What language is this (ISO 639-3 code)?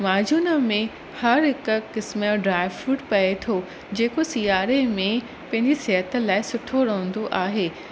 snd